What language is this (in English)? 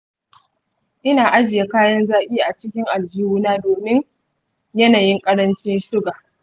Hausa